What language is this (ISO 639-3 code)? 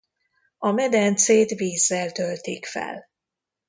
hun